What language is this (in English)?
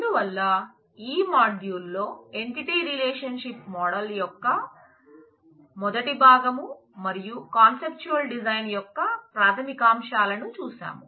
Telugu